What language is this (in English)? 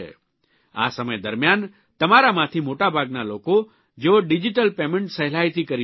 Gujarati